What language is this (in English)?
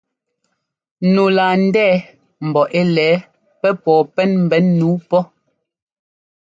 Ngomba